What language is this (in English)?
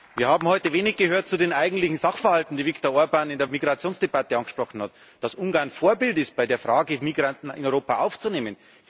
German